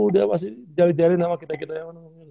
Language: Indonesian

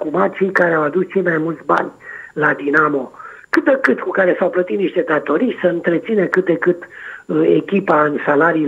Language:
Romanian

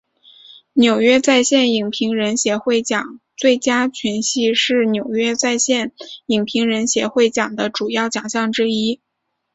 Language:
Chinese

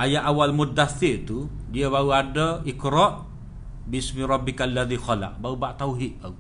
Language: Malay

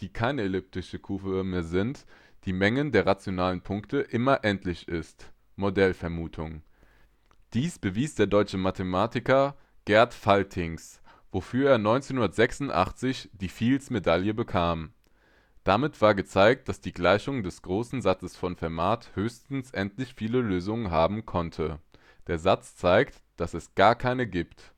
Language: German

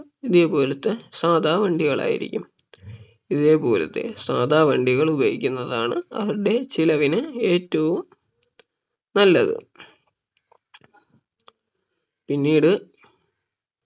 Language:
Malayalam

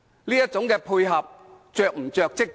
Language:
Cantonese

